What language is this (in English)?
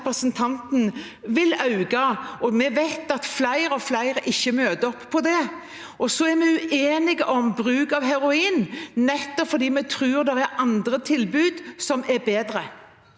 Norwegian